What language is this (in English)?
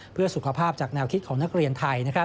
Thai